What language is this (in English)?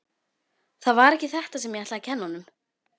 Icelandic